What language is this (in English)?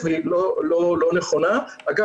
Hebrew